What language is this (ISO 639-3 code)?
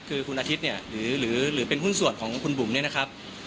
tha